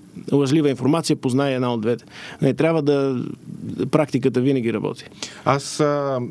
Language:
Bulgarian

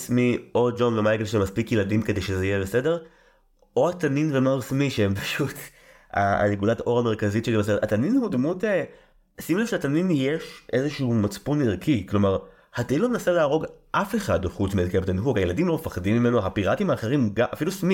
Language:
Hebrew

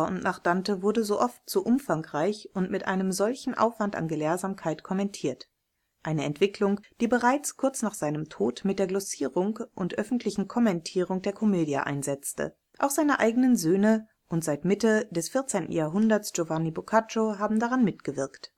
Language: German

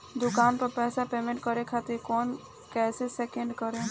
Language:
Bhojpuri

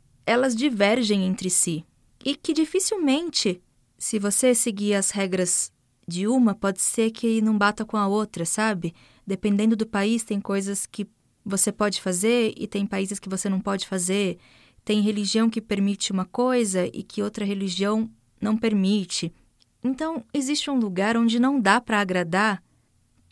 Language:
Portuguese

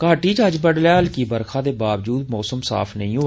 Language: Dogri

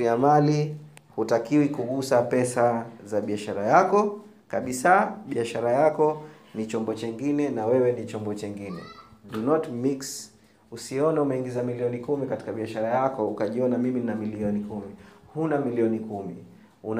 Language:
Swahili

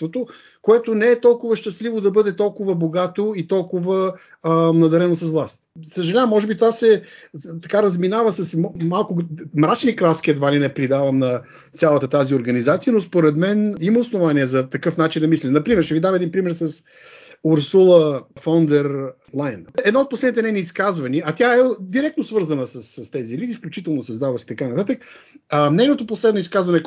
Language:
Bulgarian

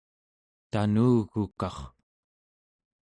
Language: Central Yupik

